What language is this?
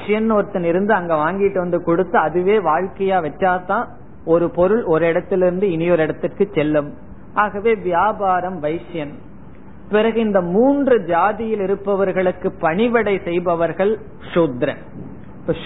Tamil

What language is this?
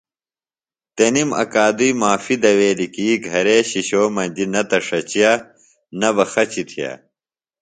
Phalura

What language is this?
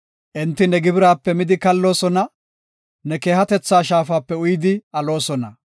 Gofa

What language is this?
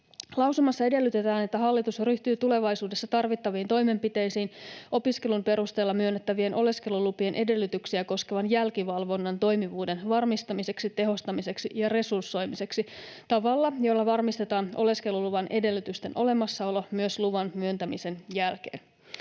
Finnish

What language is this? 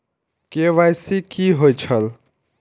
Maithili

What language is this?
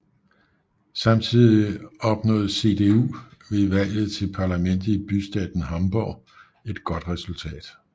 Danish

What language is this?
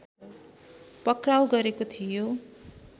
Nepali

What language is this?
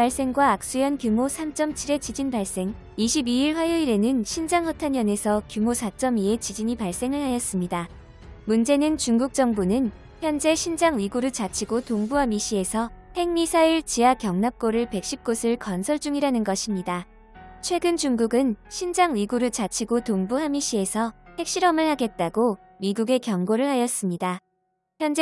Korean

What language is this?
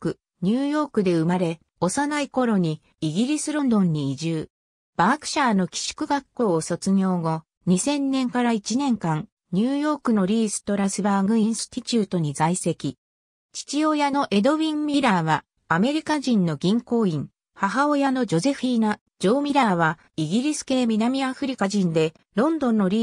Japanese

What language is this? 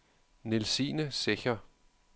Danish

